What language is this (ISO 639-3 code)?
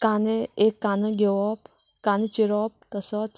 kok